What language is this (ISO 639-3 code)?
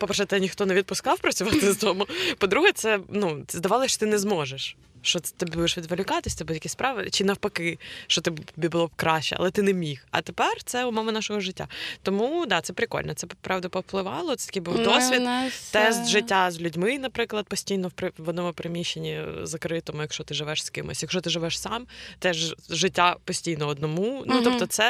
ukr